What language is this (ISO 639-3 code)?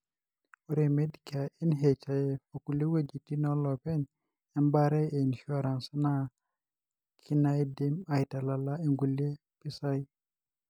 mas